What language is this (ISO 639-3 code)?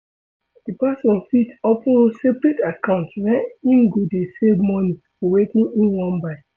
pcm